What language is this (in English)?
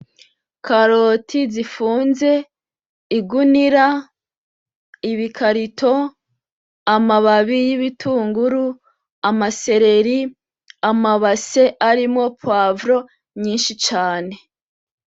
Rundi